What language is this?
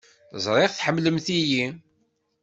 Kabyle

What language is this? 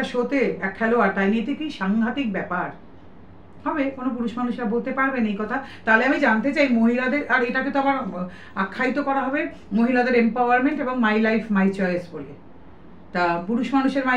Bangla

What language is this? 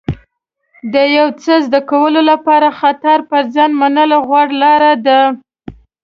Pashto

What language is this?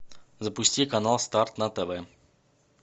Russian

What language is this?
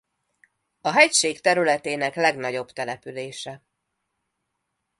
Hungarian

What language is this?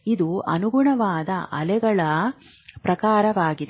Kannada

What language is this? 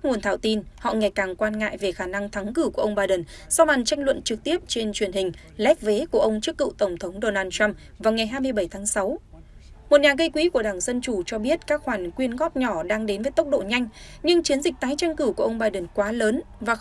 Vietnamese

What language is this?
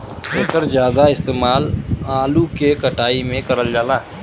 Bhojpuri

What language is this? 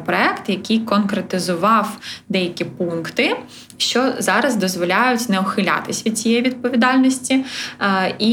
Ukrainian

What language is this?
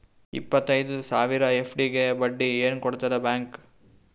Kannada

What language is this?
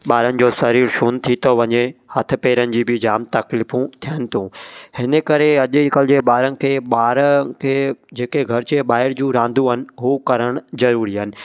Sindhi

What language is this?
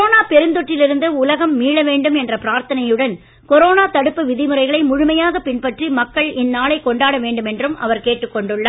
Tamil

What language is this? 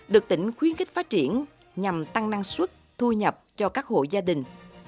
Vietnamese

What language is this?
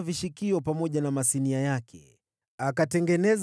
Swahili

